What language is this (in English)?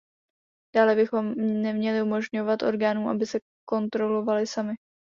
Czech